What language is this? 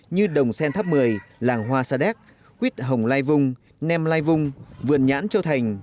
Vietnamese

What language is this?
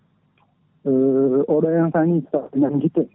Fula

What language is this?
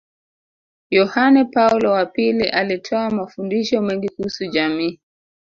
Swahili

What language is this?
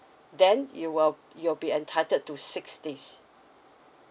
English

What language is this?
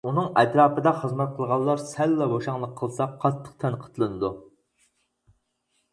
Uyghur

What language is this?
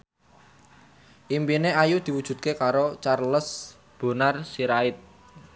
Javanese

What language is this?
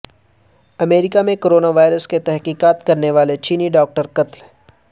Urdu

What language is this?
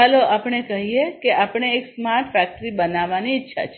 Gujarati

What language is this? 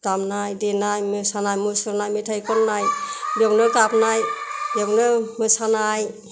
Bodo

